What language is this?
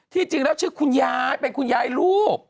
Thai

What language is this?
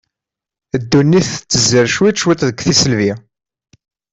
Kabyle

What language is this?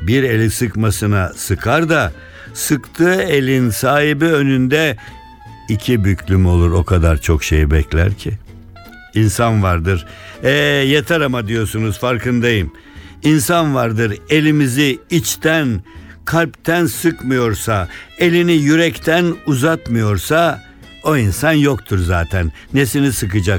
Turkish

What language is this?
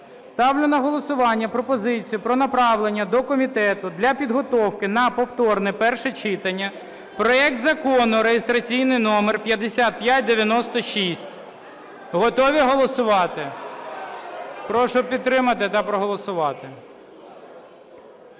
Ukrainian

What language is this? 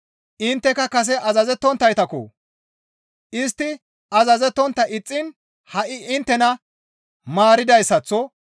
Gamo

